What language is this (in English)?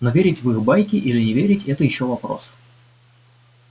Russian